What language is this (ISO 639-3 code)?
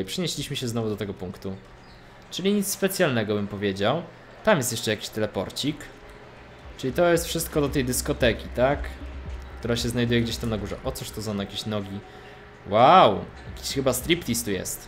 pol